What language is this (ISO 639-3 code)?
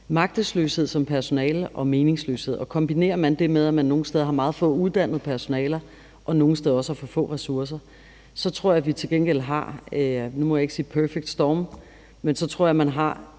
dan